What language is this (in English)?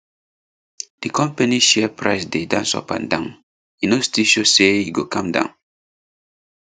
Nigerian Pidgin